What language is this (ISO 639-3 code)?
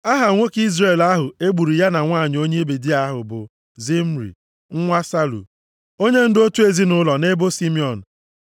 ibo